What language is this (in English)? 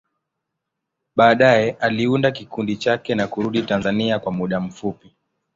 Swahili